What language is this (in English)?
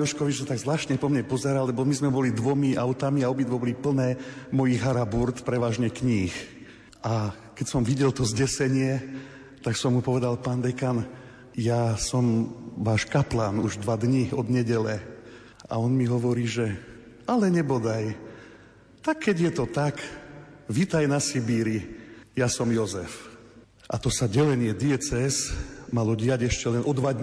Slovak